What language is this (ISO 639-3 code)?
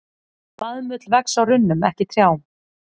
isl